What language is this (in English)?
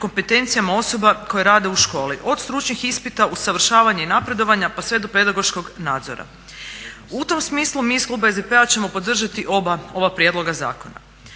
Croatian